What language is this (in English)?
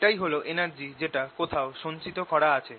Bangla